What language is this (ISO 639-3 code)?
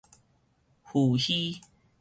nan